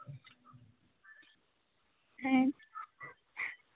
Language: Santali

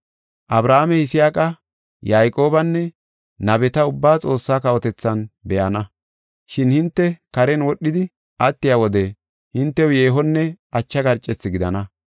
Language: Gofa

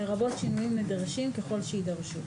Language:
Hebrew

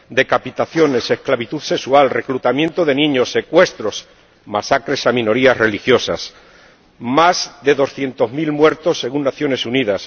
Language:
Spanish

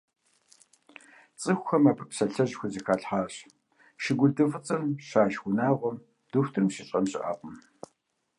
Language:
Kabardian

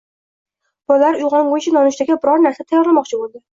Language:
Uzbek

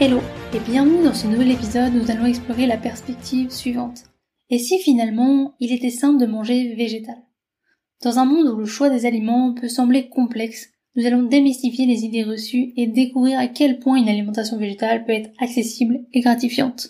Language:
French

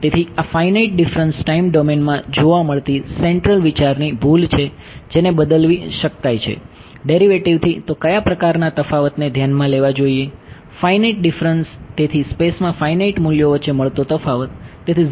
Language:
Gujarati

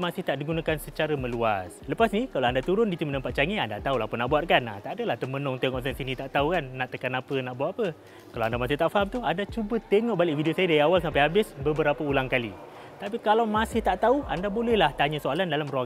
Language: Malay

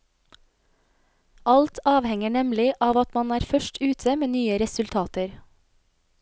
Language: Norwegian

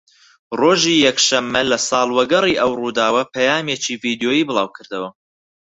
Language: Central Kurdish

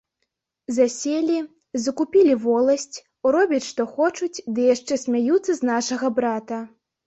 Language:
Belarusian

